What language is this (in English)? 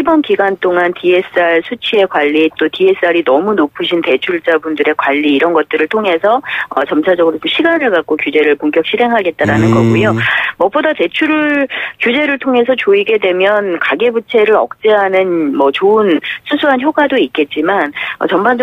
Korean